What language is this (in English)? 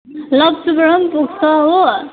Nepali